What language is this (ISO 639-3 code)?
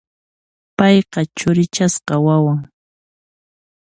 qxp